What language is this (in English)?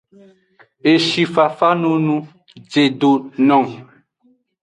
Aja (Benin)